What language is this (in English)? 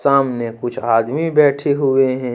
Hindi